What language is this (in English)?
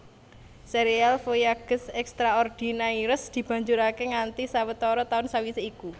Javanese